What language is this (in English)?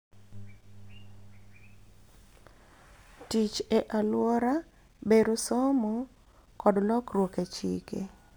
Luo (Kenya and Tanzania)